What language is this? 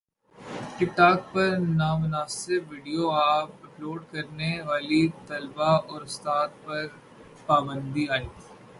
Urdu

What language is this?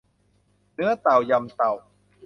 Thai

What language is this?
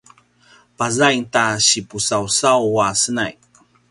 Paiwan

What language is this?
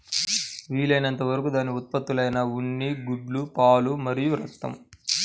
Telugu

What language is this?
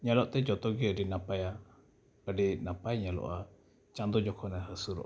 Santali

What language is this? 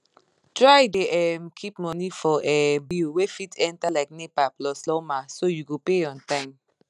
Nigerian Pidgin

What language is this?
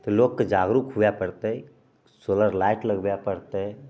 Maithili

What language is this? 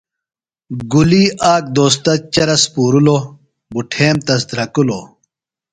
Phalura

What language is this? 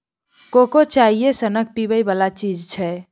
Maithili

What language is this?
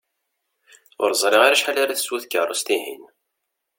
Kabyle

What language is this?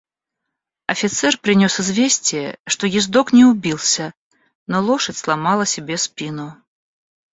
Russian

